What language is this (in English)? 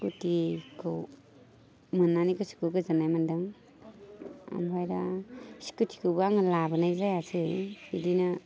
Bodo